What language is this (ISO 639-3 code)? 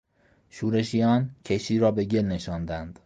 fas